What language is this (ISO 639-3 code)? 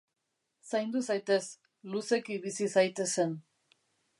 eus